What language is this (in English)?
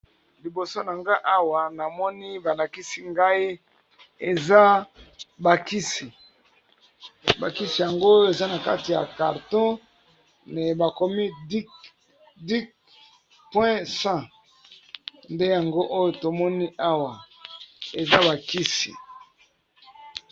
Lingala